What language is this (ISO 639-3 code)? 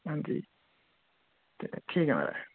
doi